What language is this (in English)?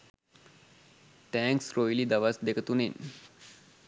Sinhala